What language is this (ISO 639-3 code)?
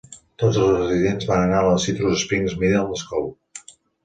cat